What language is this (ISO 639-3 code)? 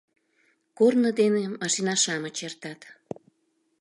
chm